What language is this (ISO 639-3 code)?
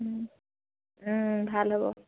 asm